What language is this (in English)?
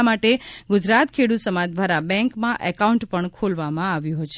Gujarati